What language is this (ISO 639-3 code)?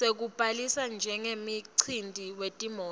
ssw